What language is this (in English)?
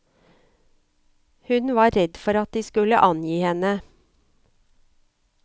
Norwegian